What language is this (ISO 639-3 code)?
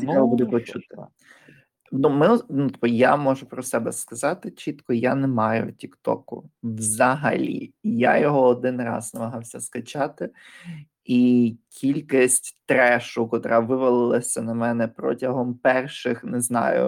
ukr